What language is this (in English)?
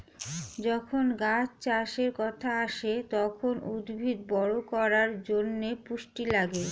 Bangla